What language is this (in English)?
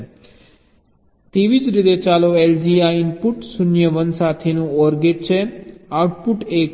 Gujarati